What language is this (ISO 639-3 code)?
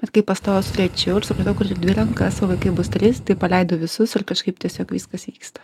lit